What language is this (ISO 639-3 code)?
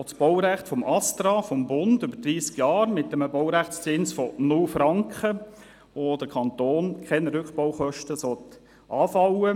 gsw